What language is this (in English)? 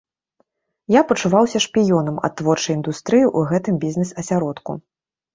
Belarusian